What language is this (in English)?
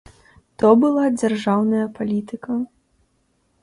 Belarusian